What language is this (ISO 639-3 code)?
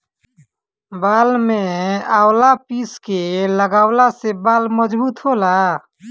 bho